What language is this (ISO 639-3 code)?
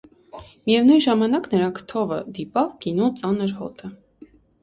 hye